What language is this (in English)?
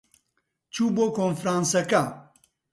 Central Kurdish